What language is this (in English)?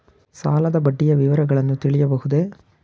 Kannada